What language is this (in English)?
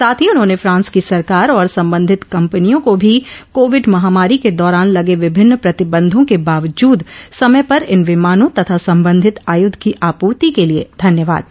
Hindi